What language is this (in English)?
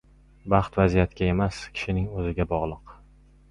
Uzbek